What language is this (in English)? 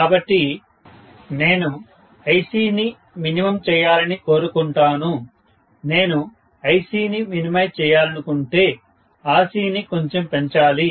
Telugu